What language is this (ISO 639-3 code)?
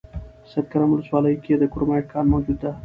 pus